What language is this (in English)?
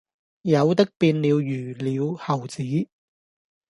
Cantonese